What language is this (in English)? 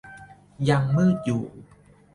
Thai